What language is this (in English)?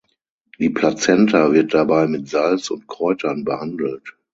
German